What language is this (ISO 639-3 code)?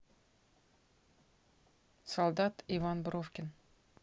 rus